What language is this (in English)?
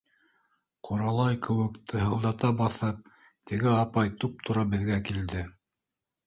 Bashkir